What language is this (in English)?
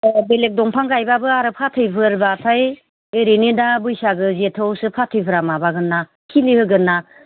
Bodo